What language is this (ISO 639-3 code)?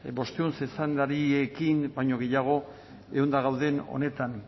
eus